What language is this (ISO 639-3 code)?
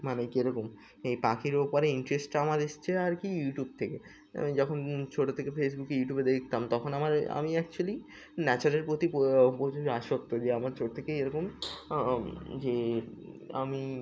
ben